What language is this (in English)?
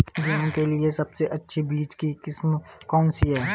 Hindi